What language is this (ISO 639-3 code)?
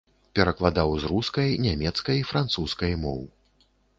bel